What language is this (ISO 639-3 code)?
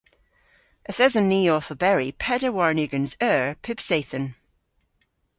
cor